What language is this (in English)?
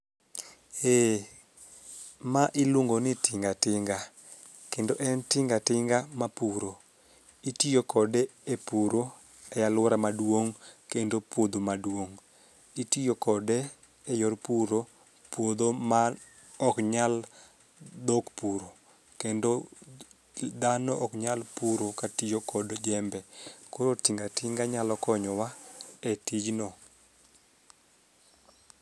Luo (Kenya and Tanzania)